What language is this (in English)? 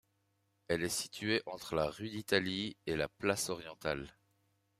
French